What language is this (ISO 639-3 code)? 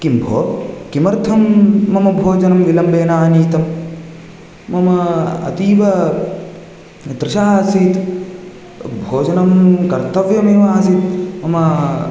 san